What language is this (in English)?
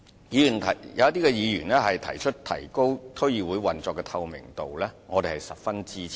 Cantonese